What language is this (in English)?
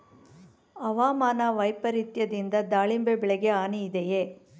Kannada